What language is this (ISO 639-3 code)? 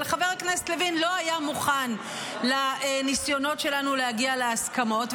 heb